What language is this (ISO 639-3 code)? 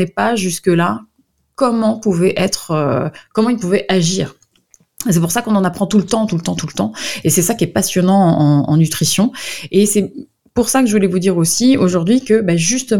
fra